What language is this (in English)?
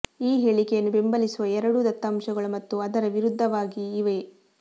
Kannada